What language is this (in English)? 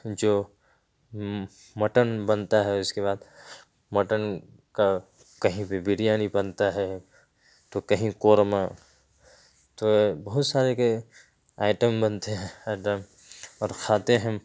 Urdu